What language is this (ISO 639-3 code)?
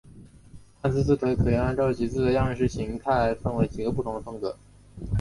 zho